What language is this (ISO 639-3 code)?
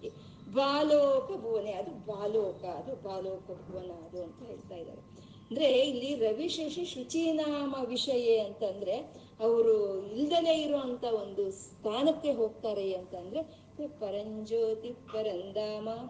kan